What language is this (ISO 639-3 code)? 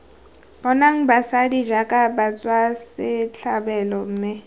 tsn